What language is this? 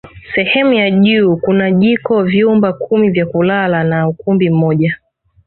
Swahili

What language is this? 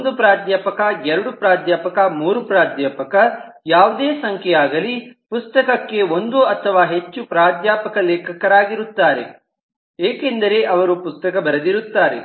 Kannada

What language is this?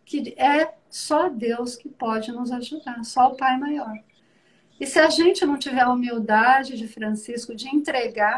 Portuguese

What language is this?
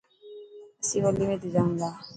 Dhatki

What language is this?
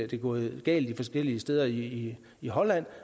Danish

